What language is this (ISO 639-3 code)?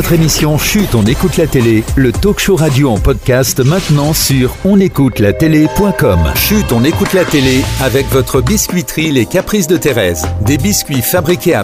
fra